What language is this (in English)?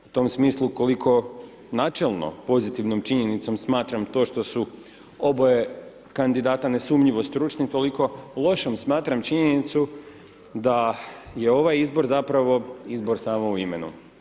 Croatian